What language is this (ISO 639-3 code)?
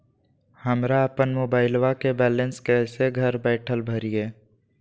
mag